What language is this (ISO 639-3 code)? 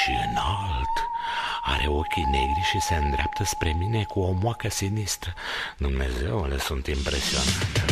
ron